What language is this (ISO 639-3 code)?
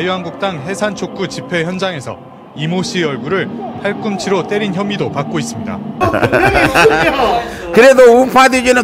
kor